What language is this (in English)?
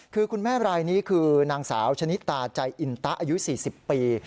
Thai